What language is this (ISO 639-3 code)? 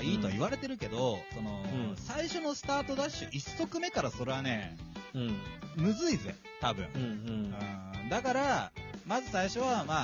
jpn